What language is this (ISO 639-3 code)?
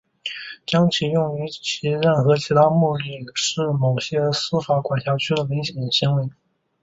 zho